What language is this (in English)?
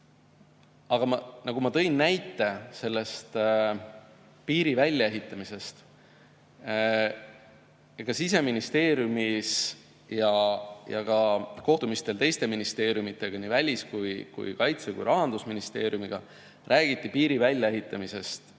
Estonian